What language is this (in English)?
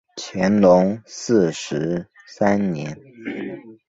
Chinese